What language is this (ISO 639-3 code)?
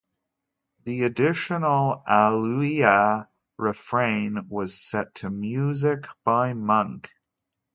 eng